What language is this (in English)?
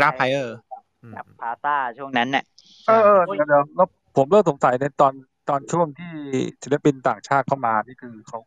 Thai